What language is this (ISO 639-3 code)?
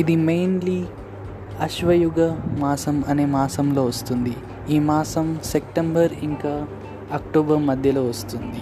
tel